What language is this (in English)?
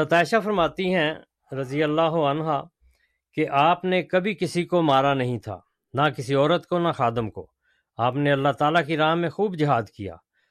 Urdu